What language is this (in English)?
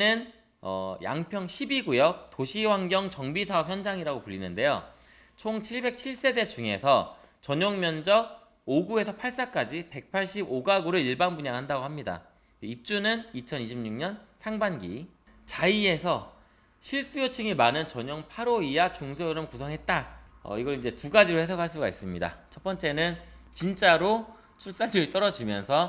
Korean